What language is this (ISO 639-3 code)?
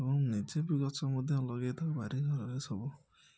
ori